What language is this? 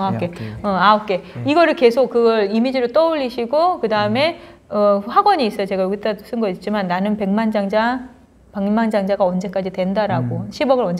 Korean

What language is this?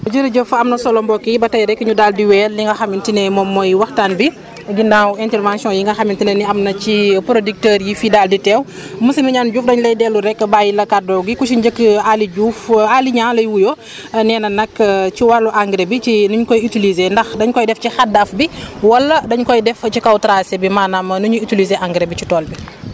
Wolof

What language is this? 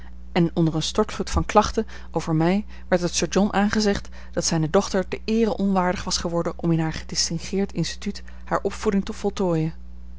Dutch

